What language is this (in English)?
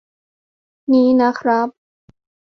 Thai